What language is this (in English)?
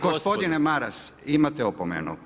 Croatian